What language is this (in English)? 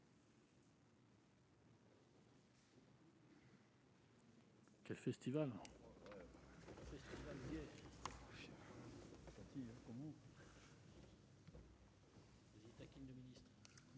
French